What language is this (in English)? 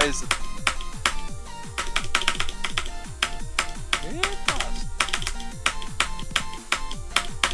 Polish